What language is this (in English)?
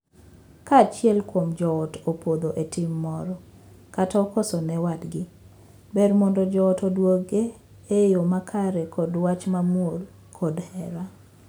Luo (Kenya and Tanzania)